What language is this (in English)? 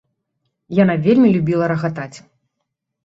Belarusian